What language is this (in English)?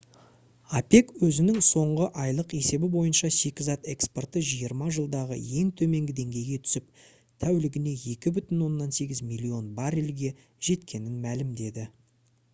Kazakh